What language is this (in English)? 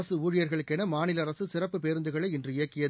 Tamil